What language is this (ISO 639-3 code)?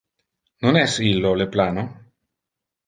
ina